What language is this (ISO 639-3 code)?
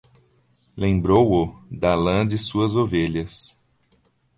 por